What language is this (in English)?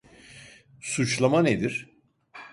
Turkish